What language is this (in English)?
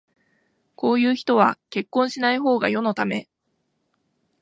Japanese